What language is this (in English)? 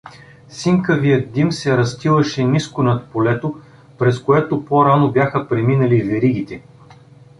Bulgarian